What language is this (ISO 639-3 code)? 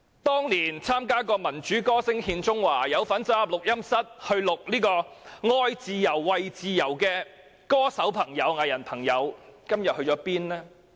yue